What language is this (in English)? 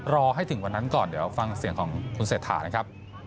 Thai